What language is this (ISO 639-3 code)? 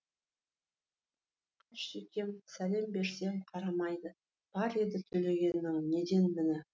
kaz